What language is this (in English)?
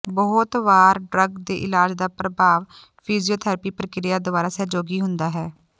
Punjabi